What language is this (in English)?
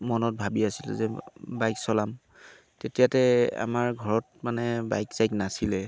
Assamese